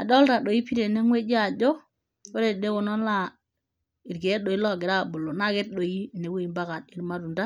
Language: Masai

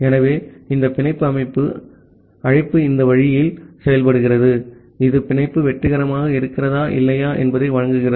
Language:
Tamil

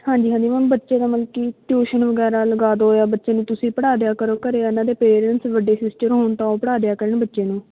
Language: Punjabi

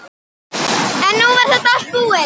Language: Icelandic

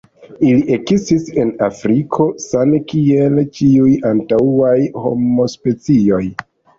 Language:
Esperanto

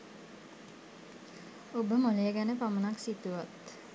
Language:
Sinhala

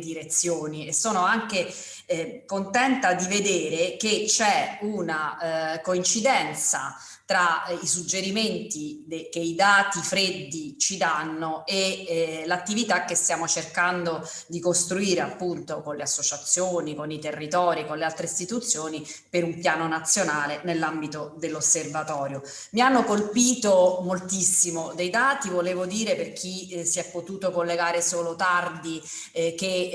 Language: Italian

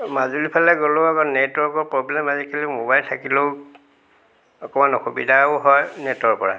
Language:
Assamese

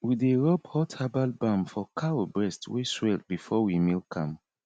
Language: Nigerian Pidgin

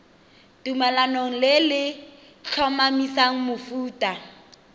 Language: Tswana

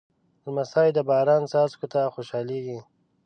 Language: Pashto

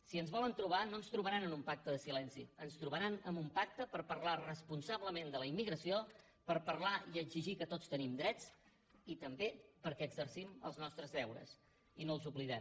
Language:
Catalan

